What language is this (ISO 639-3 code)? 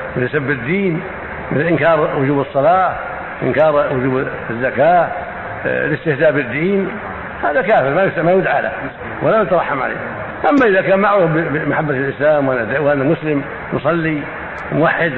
ara